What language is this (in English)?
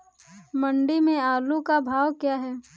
Hindi